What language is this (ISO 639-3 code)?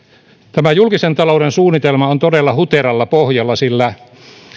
fin